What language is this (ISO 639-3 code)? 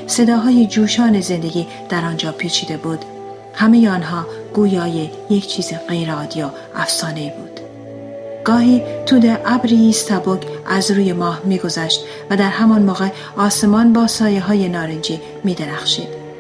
fas